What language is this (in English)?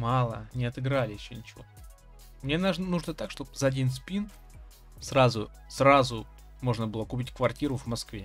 Russian